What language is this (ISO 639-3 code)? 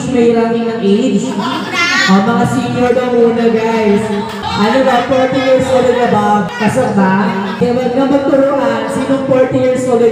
fil